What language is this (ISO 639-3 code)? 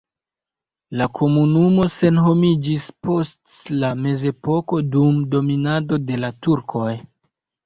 epo